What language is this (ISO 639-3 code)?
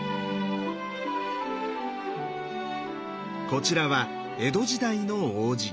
jpn